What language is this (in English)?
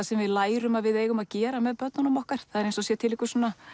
Icelandic